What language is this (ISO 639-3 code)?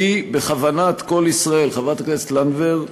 heb